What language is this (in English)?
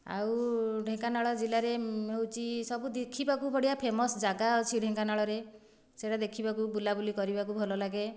Odia